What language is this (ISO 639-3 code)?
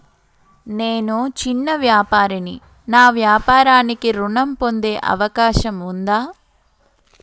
tel